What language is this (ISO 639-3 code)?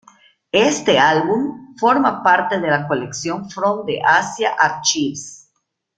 spa